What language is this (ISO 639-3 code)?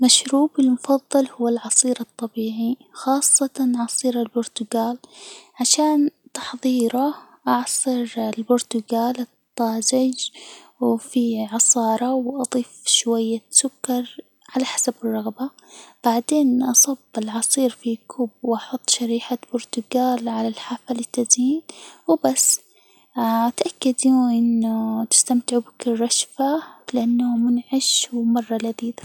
acw